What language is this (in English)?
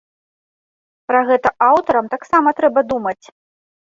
Belarusian